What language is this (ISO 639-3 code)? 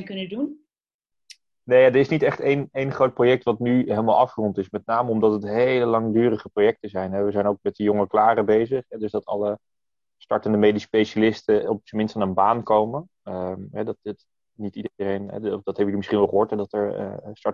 nld